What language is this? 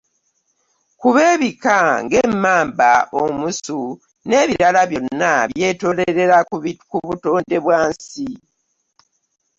Ganda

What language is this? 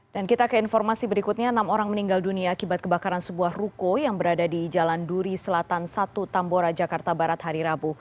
Indonesian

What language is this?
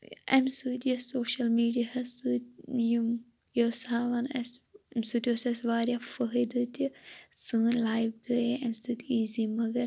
Kashmiri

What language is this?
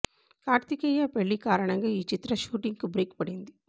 Telugu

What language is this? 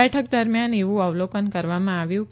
Gujarati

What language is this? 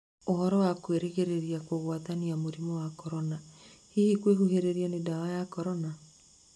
Kikuyu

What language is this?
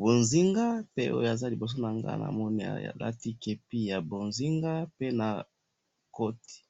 Lingala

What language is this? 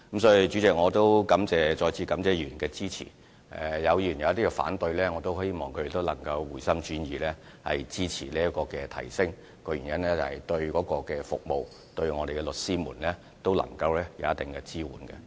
Cantonese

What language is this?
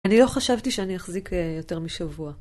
Hebrew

